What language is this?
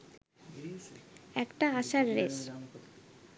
Bangla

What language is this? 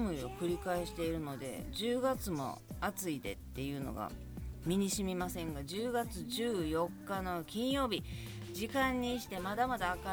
Japanese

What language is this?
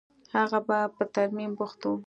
Pashto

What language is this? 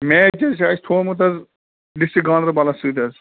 Kashmiri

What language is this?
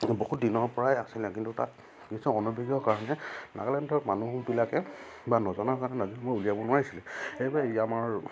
Assamese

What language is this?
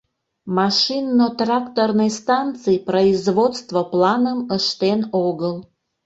Mari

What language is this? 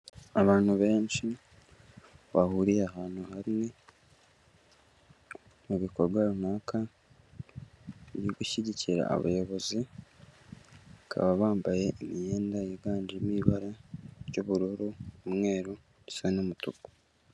Kinyarwanda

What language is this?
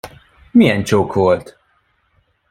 Hungarian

